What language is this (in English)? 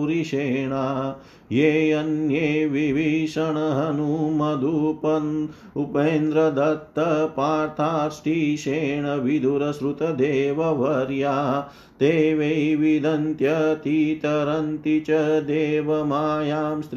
Hindi